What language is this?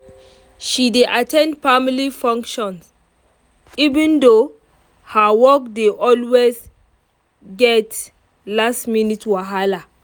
Nigerian Pidgin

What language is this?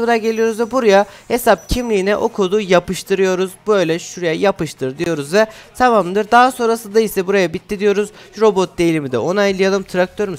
Turkish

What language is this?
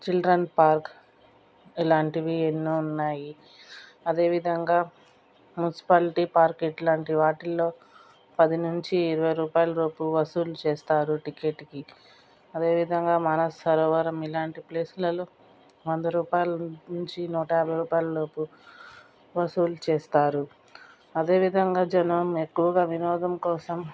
Telugu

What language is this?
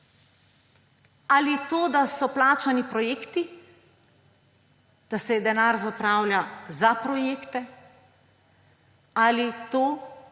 Slovenian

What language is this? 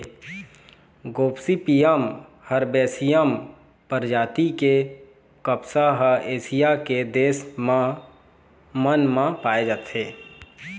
Chhattisgarhi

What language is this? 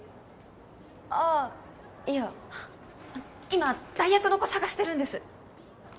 Japanese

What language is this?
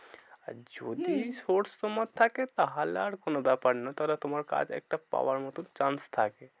Bangla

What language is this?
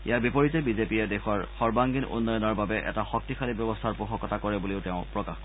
Assamese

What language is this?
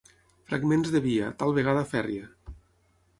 Catalan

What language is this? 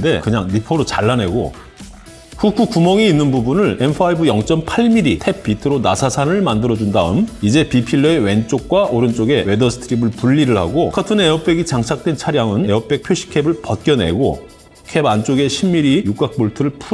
Korean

